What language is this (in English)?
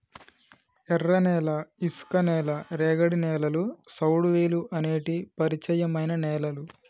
Telugu